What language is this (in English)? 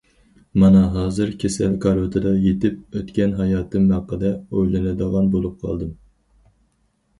Uyghur